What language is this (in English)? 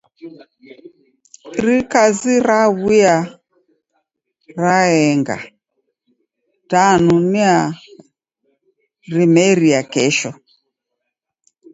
Taita